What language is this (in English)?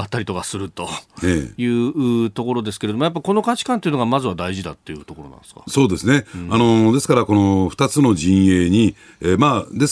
Japanese